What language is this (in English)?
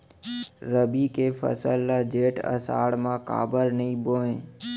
Chhattisgarhi